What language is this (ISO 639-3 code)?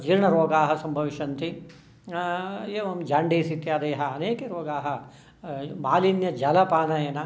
san